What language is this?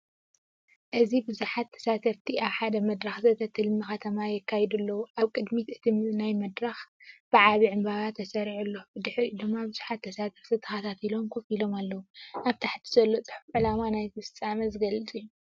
Tigrinya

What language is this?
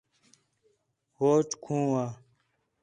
Khetrani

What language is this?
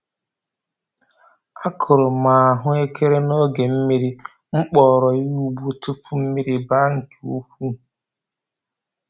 Igbo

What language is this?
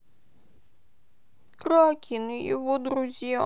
Russian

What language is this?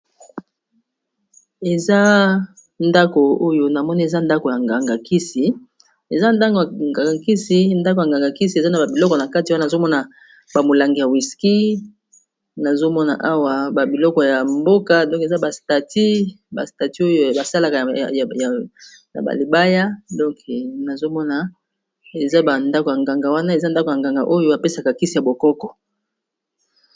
Lingala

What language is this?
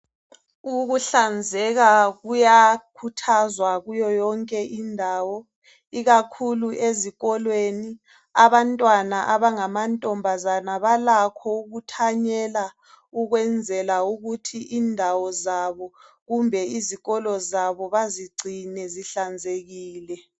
North Ndebele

